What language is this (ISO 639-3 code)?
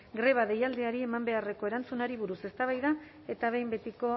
eus